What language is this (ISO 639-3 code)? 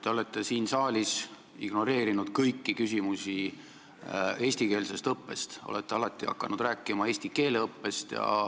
est